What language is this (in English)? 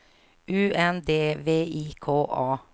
Swedish